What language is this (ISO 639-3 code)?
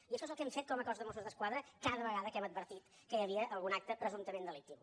cat